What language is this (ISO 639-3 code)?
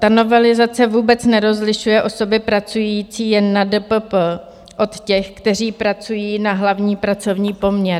ces